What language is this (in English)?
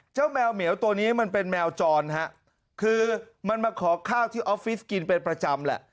Thai